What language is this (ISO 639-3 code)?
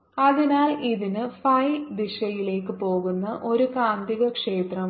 mal